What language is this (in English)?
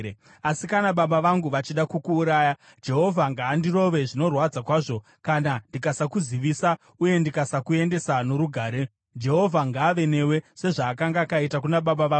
Shona